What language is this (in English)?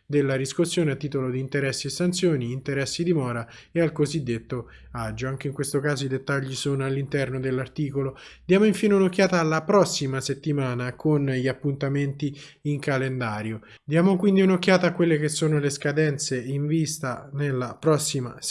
Italian